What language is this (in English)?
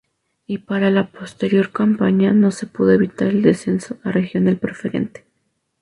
Spanish